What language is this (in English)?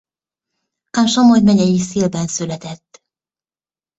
Hungarian